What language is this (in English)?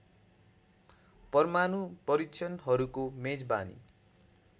Nepali